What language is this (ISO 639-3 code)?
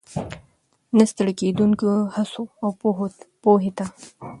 pus